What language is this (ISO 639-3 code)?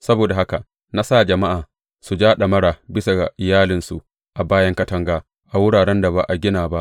hau